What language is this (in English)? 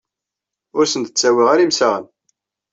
Kabyle